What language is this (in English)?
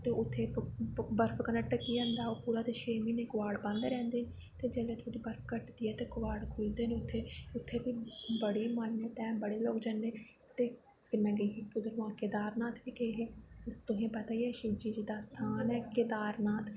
Dogri